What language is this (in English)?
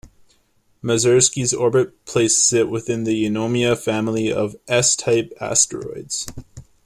English